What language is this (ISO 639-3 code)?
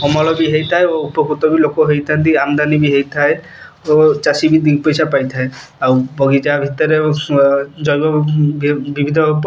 ori